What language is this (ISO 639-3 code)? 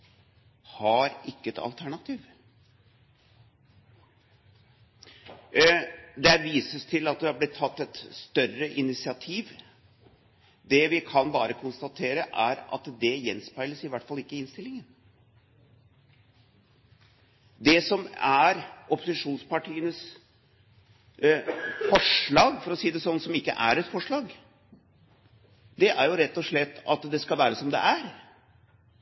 nob